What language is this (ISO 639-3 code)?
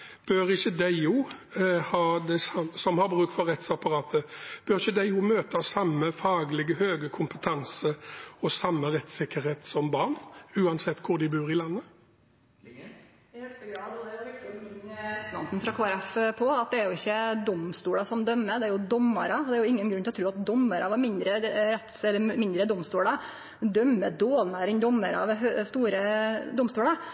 nor